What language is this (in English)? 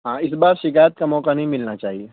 Urdu